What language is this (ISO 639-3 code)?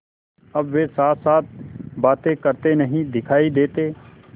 hin